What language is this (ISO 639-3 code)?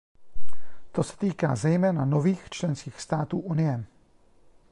ces